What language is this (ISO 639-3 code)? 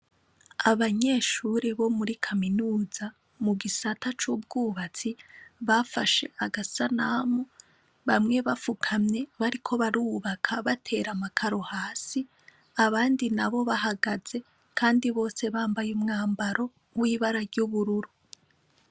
run